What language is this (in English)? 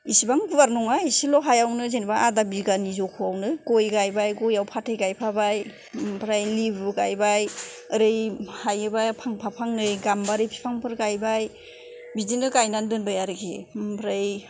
Bodo